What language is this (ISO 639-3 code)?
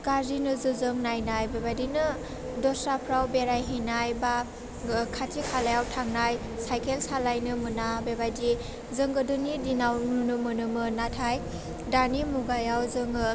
brx